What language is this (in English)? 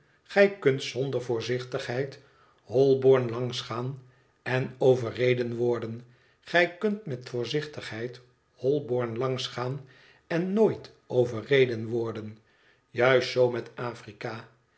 Dutch